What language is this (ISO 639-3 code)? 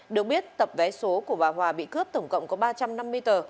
vie